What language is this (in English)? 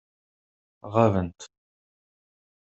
Kabyle